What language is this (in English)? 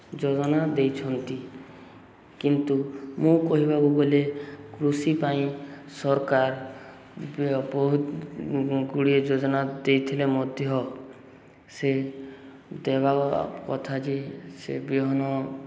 Odia